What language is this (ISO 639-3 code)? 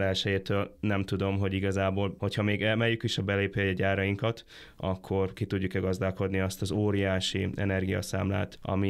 hun